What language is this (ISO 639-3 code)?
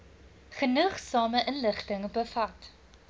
afr